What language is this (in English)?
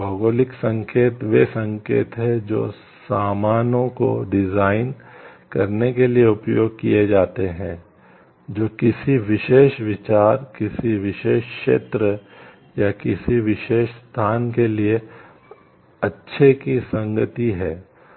Hindi